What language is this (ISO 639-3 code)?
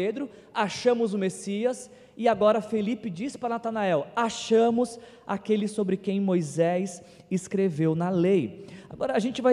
por